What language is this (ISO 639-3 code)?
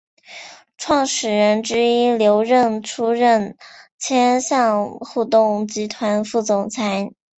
zho